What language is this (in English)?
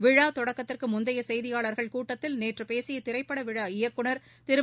Tamil